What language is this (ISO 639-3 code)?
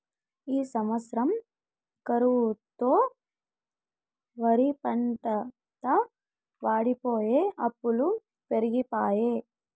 tel